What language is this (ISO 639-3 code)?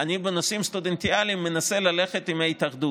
heb